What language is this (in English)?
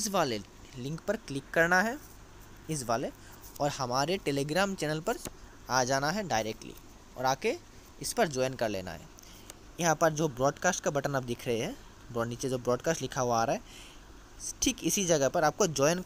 Hindi